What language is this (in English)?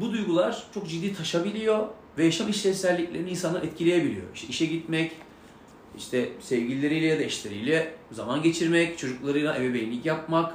Turkish